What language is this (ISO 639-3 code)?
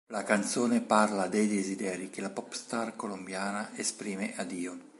ita